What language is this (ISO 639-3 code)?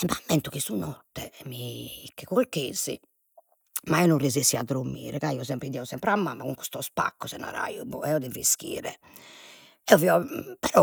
srd